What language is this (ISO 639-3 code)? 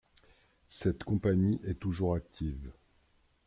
fra